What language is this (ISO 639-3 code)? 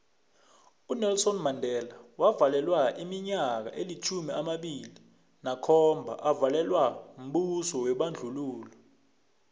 nbl